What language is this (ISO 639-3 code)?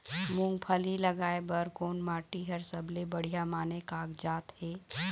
hne